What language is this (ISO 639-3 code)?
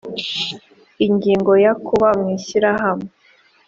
kin